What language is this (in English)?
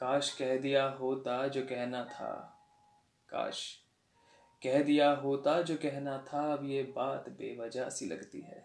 Hindi